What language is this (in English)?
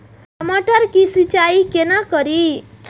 Maithili